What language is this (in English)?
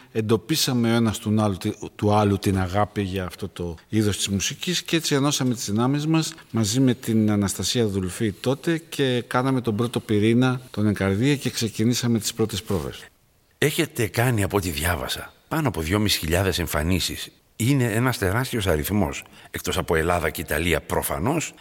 Greek